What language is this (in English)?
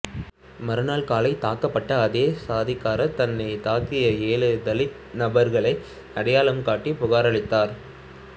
Tamil